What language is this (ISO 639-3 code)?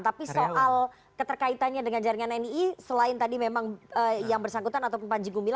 ind